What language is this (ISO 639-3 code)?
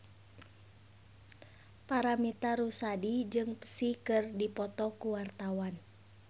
sun